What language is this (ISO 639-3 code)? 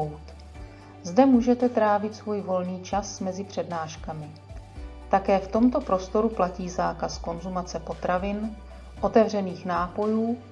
ces